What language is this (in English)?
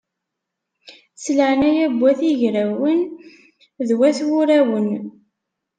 Kabyle